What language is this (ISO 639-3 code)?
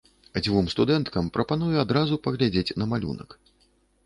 bel